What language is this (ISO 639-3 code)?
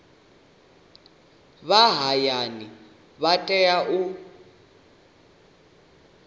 ven